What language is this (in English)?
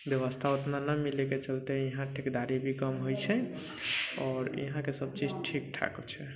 Maithili